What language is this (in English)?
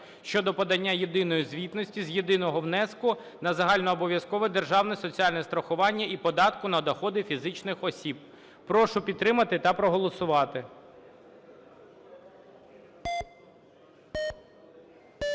Ukrainian